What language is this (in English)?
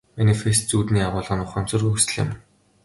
Mongolian